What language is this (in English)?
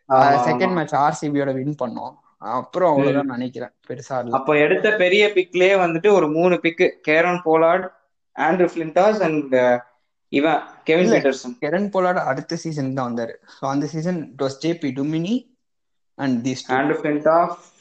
Tamil